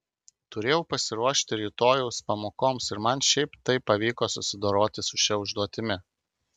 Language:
Lithuanian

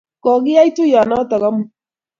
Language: Kalenjin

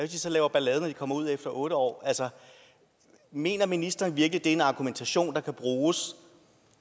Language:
Danish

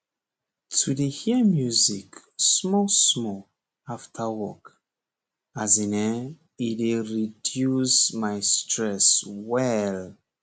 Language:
Nigerian Pidgin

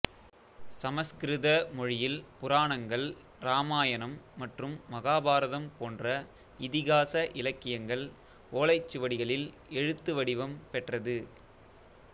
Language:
Tamil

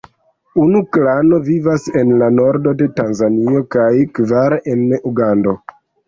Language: Esperanto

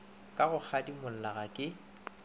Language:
Northern Sotho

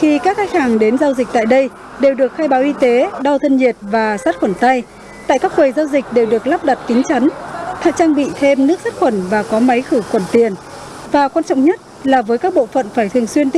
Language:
Vietnamese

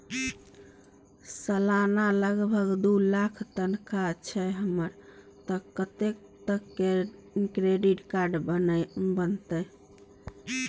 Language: Maithili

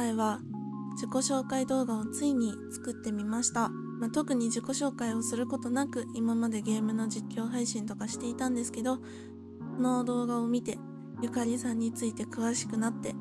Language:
Japanese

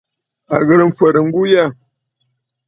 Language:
Bafut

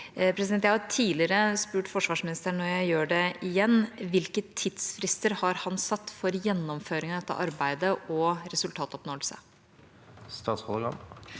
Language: Norwegian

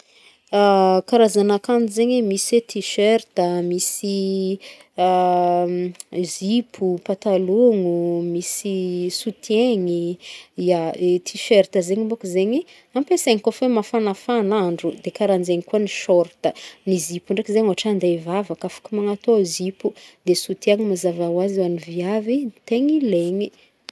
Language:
Northern Betsimisaraka Malagasy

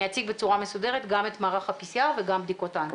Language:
Hebrew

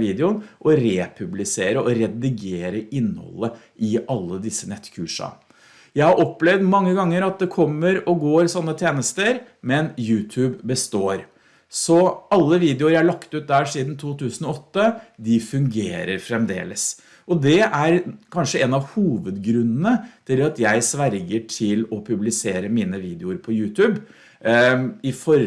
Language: Norwegian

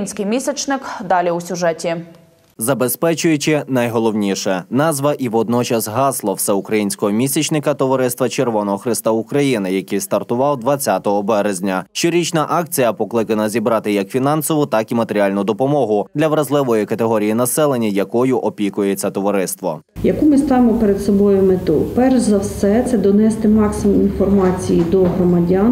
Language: Ukrainian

